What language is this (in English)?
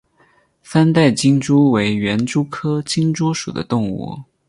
Chinese